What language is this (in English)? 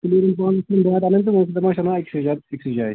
Kashmiri